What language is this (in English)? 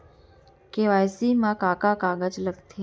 Chhattisgarhi